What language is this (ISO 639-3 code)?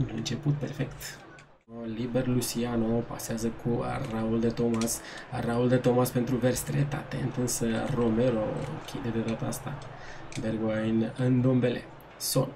ron